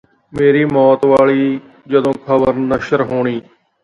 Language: Punjabi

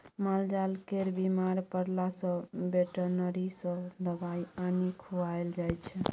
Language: Maithili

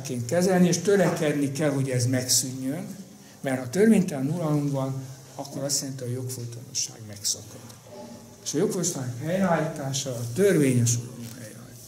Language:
Hungarian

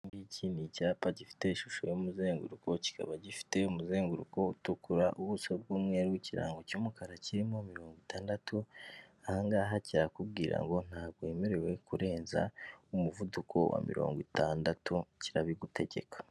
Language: Kinyarwanda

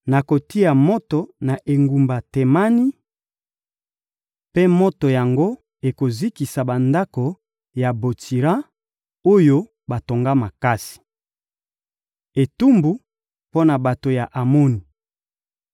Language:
Lingala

